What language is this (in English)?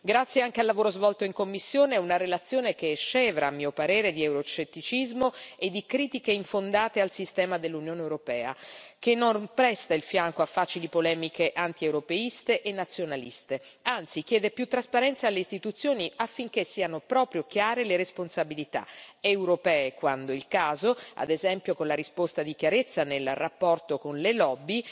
Italian